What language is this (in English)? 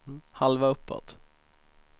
Swedish